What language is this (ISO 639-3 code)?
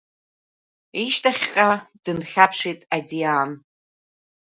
abk